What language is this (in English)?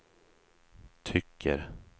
Swedish